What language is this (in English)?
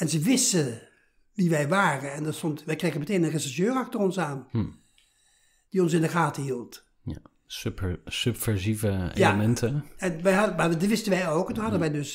Dutch